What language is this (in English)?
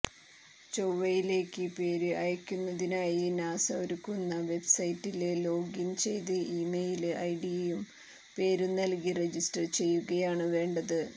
Malayalam